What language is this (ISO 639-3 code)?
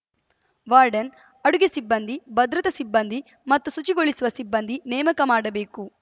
kan